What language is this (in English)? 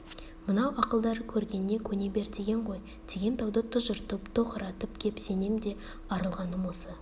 Kazakh